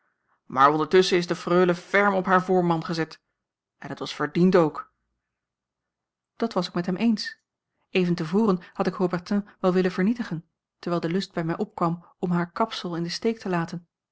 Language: Dutch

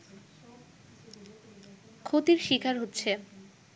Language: Bangla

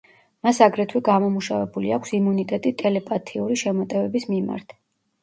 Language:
Georgian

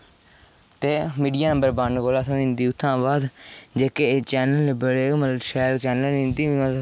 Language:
Dogri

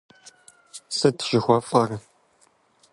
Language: Kabardian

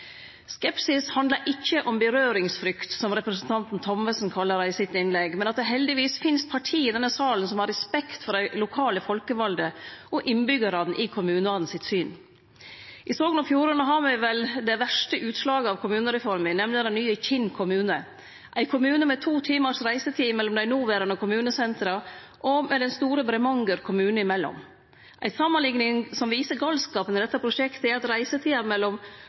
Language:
Norwegian Nynorsk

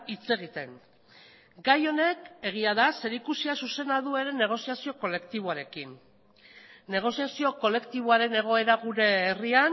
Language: Basque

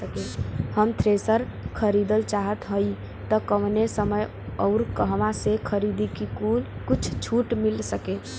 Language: Bhojpuri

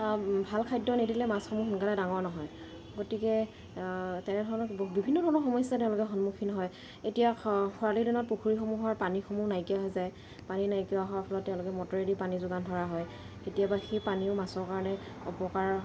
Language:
Assamese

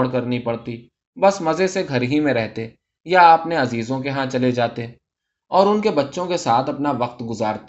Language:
Urdu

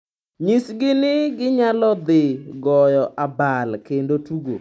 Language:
Luo (Kenya and Tanzania)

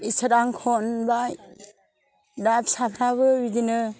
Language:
Bodo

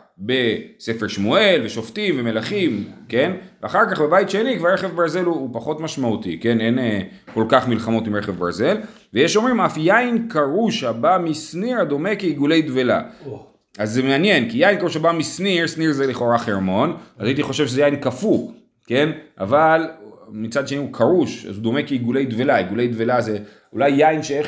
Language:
Hebrew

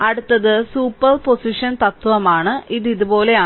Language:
Malayalam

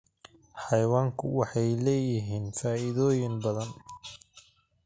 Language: Somali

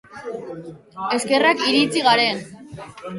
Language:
Basque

